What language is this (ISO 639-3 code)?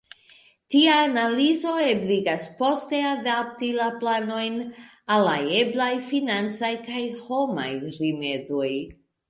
epo